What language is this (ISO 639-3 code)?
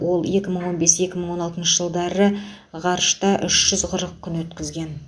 kaz